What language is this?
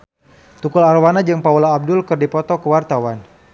Sundanese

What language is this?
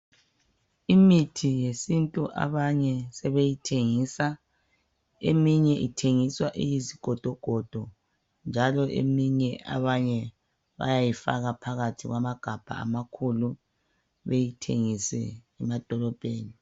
North Ndebele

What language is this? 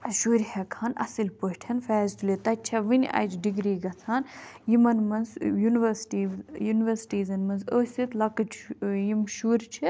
Kashmiri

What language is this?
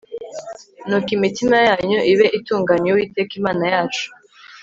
Kinyarwanda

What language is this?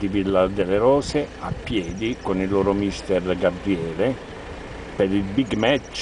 Italian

